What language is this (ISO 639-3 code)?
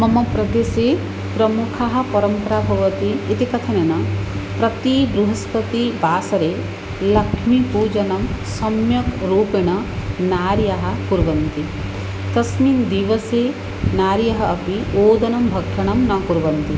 san